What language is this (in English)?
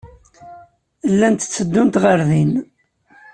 Kabyle